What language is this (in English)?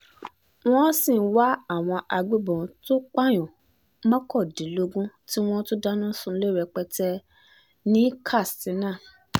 Yoruba